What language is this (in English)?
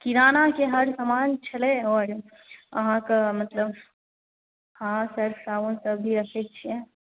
Maithili